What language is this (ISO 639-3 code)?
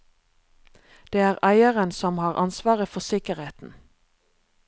nor